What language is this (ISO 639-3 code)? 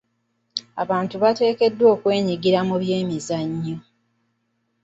lug